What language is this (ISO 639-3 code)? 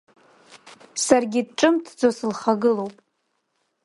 abk